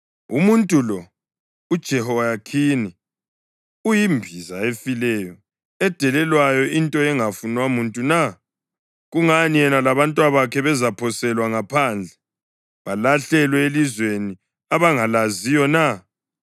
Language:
North Ndebele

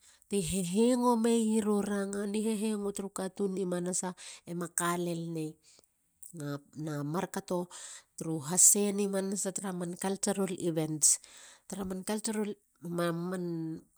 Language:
Halia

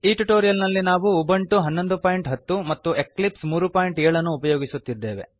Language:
Kannada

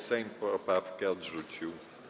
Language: Polish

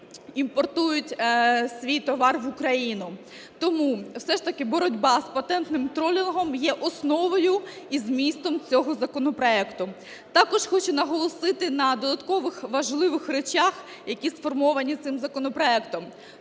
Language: Ukrainian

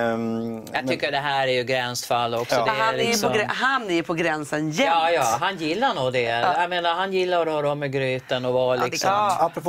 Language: Swedish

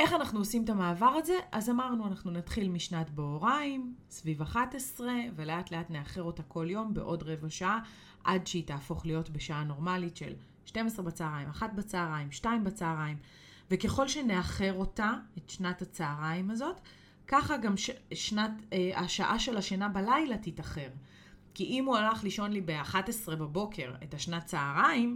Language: Hebrew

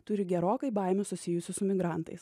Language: Lithuanian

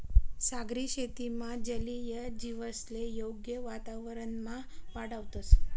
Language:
Marathi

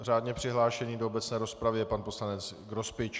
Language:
Czech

